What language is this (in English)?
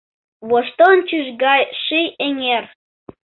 Mari